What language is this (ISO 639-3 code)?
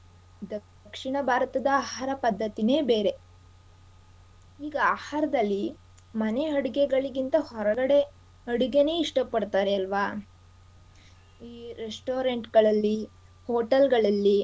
kan